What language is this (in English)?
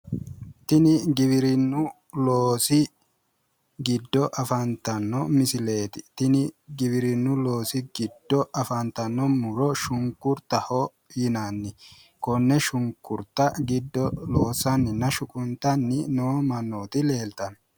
Sidamo